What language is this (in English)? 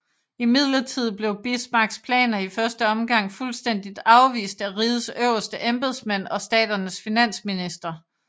Danish